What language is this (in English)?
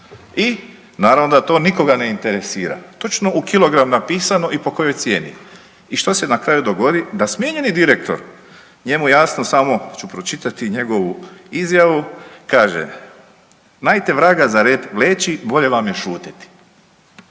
Croatian